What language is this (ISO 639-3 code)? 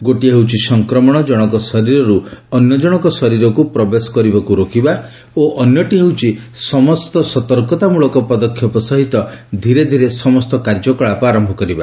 ori